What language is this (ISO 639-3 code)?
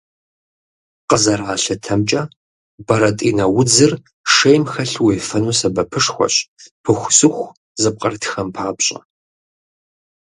kbd